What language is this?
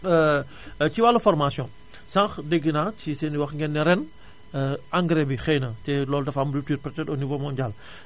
Wolof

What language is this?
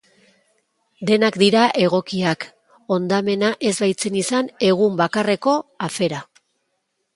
Basque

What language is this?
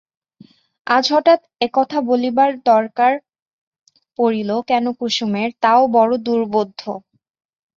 Bangla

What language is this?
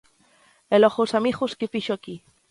Galician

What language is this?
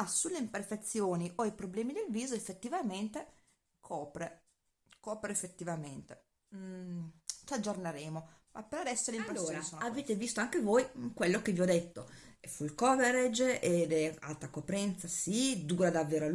Italian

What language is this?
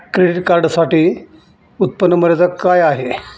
Marathi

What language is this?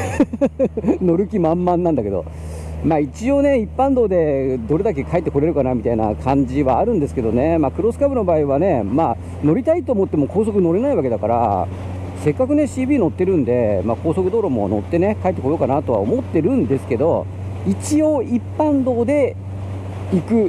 Japanese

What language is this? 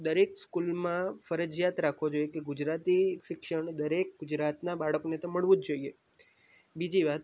Gujarati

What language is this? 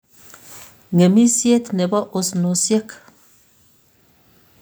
Kalenjin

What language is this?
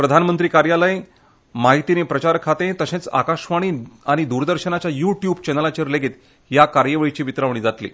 Konkani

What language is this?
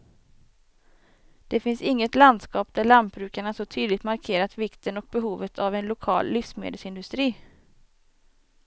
Swedish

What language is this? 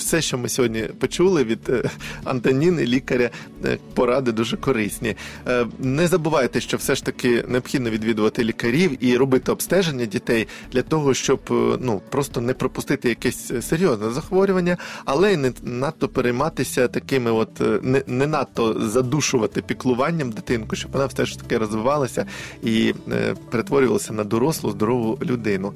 Ukrainian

